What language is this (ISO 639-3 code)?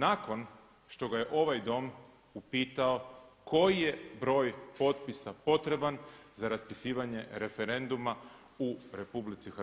hrv